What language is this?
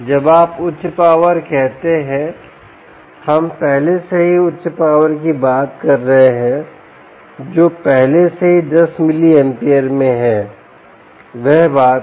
Hindi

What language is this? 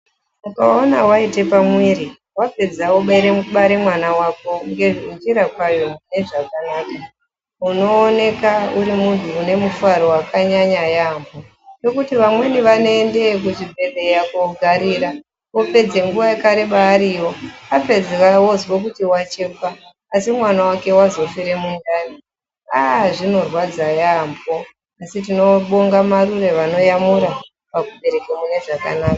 Ndau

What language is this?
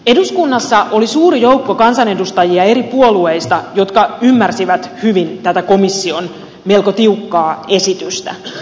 Finnish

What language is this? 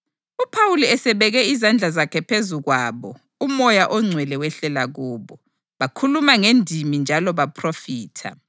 North Ndebele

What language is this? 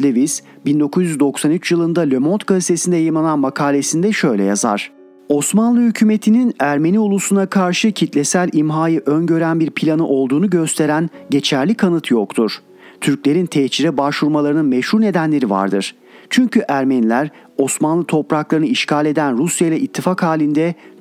Turkish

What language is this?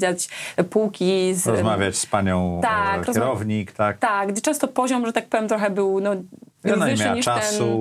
Polish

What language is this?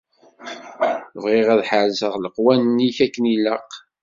Kabyle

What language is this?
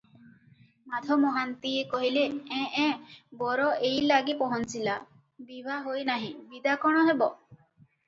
Odia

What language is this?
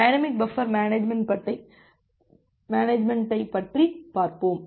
Tamil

